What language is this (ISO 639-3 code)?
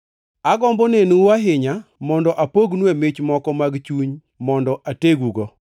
luo